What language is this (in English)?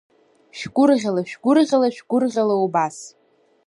Abkhazian